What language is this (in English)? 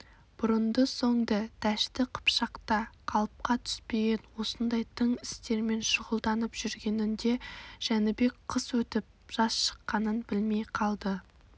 Kazakh